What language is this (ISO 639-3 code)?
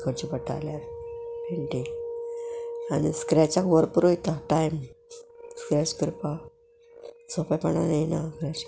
kok